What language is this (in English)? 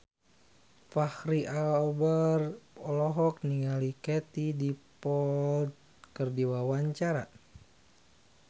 Sundanese